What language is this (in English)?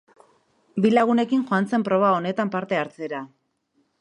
Basque